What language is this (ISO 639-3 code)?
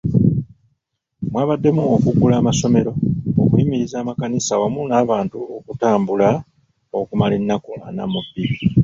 lug